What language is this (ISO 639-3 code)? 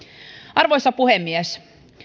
fin